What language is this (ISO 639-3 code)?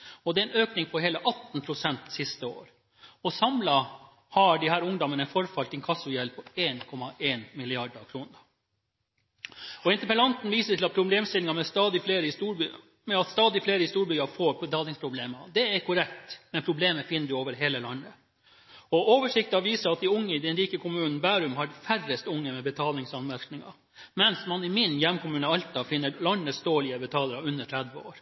nob